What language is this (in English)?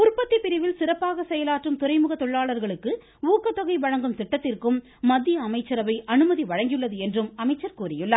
Tamil